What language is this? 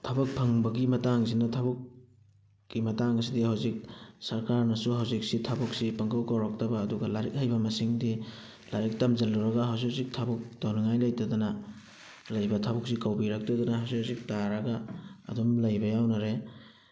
Manipuri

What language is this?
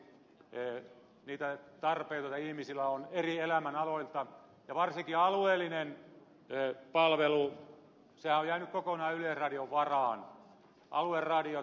Finnish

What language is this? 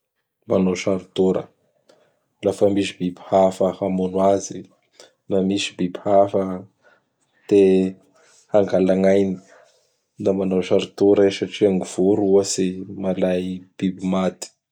Bara Malagasy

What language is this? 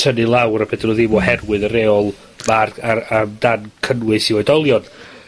Welsh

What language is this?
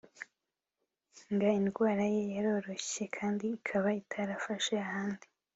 Kinyarwanda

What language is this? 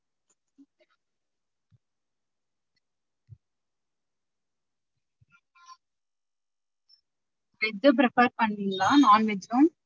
Tamil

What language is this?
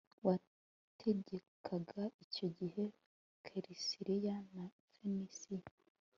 Kinyarwanda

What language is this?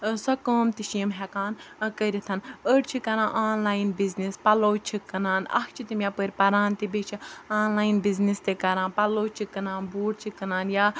Kashmiri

